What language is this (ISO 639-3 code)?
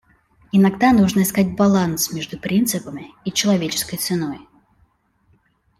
rus